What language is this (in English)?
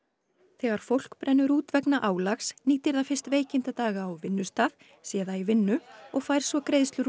Icelandic